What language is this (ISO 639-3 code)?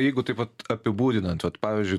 lit